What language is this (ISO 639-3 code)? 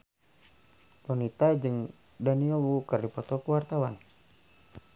sun